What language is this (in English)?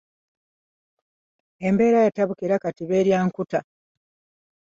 Ganda